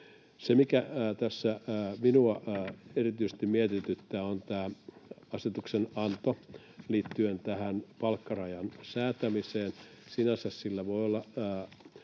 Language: Finnish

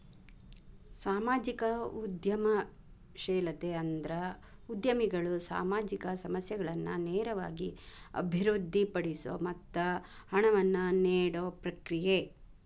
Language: Kannada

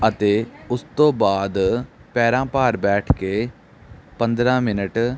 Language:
Punjabi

